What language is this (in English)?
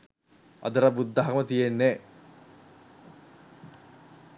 Sinhala